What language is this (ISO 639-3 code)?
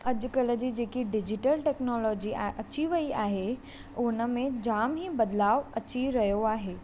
snd